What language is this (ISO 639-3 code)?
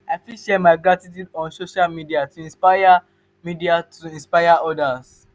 pcm